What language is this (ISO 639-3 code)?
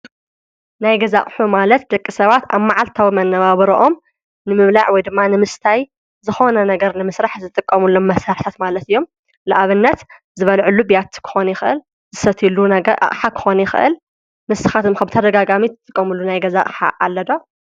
tir